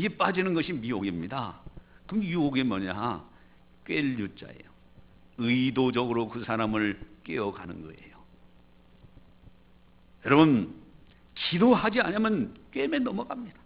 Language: Korean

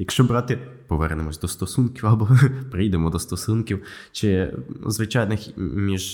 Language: Ukrainian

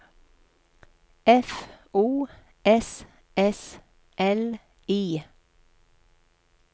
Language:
Norwegian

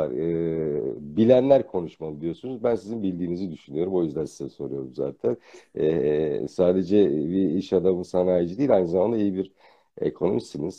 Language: Turkish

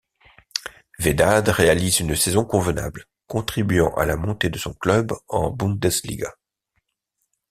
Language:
French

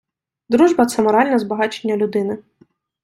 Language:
Ukrainian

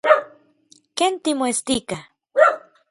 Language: Orizaba Nahuatl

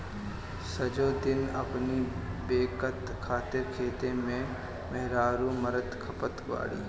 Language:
Bhojpuri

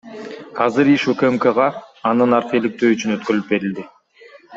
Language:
Kyrgyz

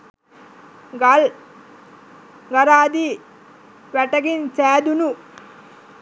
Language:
Sinhala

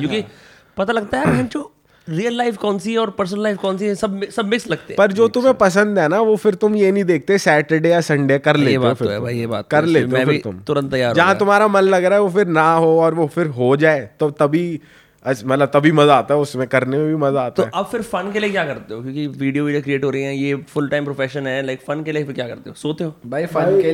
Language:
Hindi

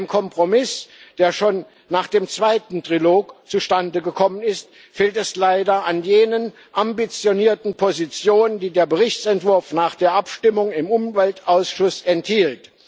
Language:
German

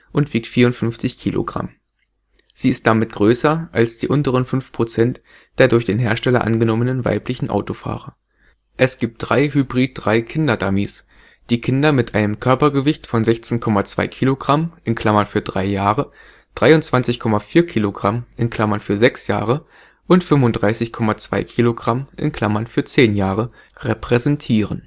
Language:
German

